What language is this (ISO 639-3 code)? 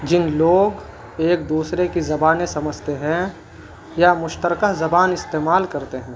urd